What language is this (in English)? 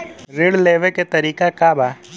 Bhojpuri